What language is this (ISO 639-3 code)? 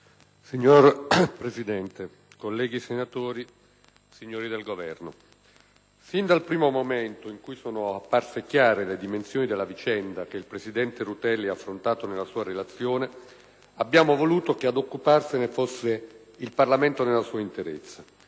ita